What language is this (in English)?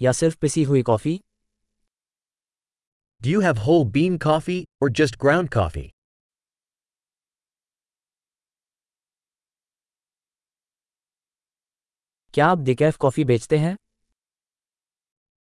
Hindi